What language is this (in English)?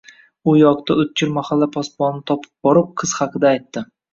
Uzbek